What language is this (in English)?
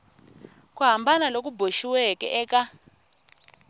Tsonga